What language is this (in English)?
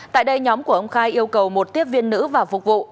Vietnamese